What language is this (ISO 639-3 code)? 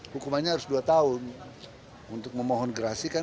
ind